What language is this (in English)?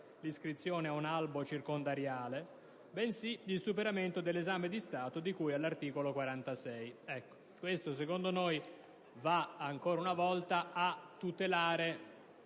Italian